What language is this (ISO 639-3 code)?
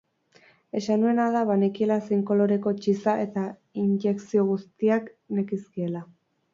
eus